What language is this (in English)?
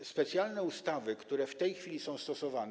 Polish